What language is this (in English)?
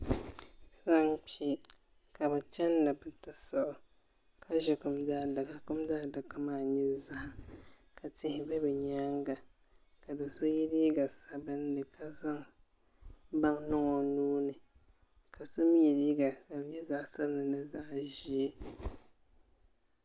Dagbani